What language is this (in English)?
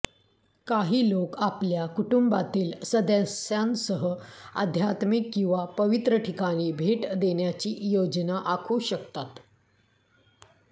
Marathi